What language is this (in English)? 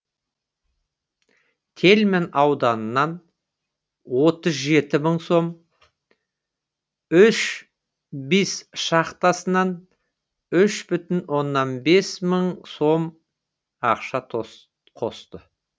Kazakh